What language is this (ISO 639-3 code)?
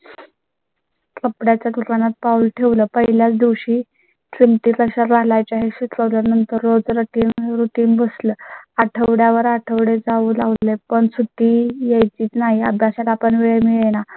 mar